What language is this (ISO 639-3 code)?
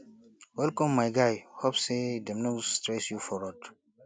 pcm